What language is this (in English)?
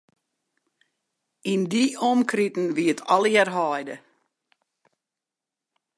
Western Frisian